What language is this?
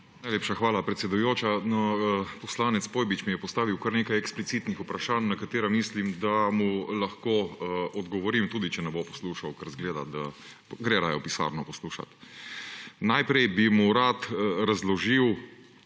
Slovenian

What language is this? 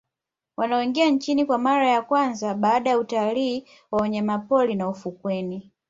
Swahili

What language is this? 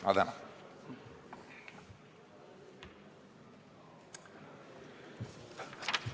Estonian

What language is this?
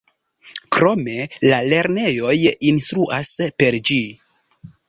Esperanto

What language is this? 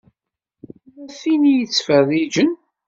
Kabyle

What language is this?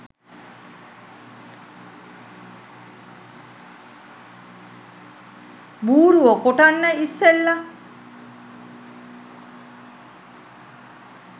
Sinhala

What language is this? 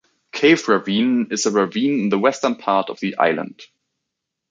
English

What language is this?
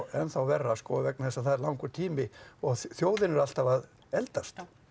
Icelandic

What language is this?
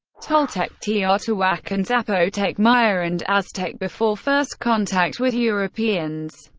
English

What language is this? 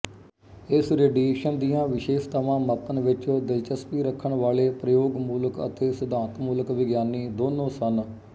Punjabi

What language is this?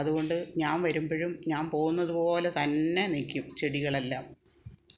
Malayalam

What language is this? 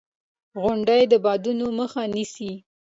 Pashto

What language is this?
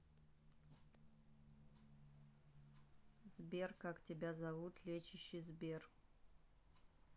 Russian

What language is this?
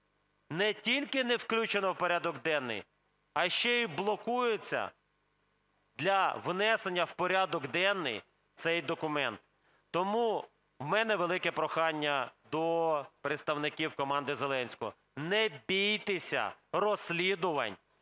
Ukrainian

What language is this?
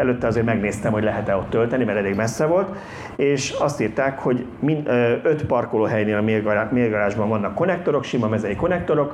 Hungarian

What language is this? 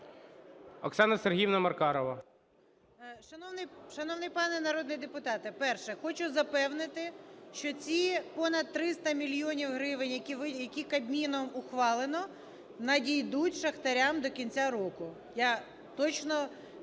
Ukrainian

